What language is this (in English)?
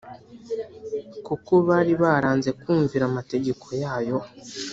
Kinyarwanda